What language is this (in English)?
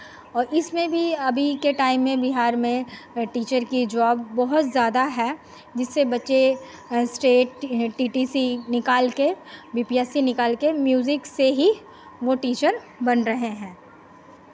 Hindi